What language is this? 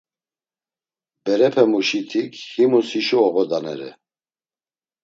Laz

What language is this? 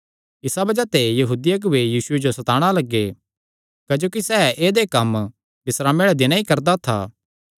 Kangri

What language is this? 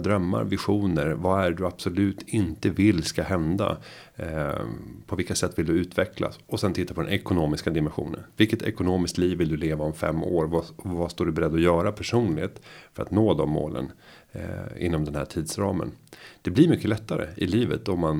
Swedish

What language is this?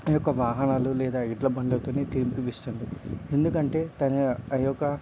Telugu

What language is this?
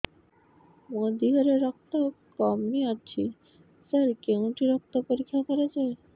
Odia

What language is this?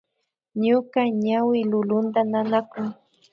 Imbabura Highland Quichua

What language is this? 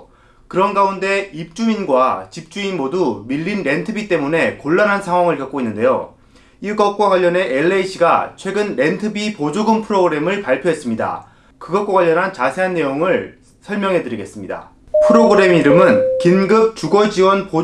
Korean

